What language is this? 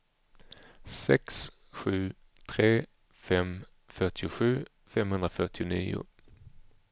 Swedish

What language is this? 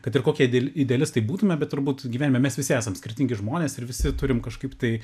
Lithuanian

